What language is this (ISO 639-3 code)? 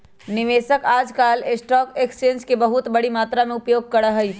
mag